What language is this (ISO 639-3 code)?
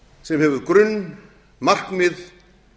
isl